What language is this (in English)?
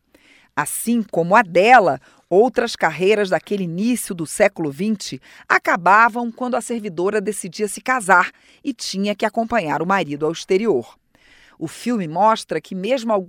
Portuguese